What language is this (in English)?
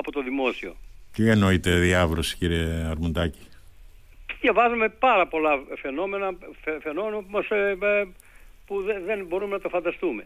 Greek